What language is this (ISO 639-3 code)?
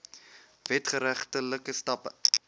afr